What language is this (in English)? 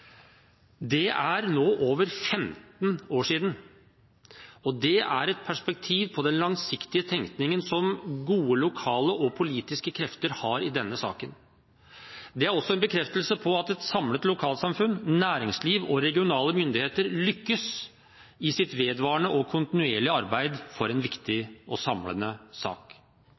Norwegian Bokmål